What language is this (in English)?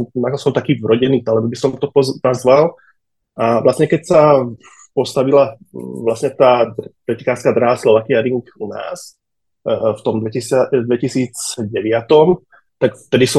Slovak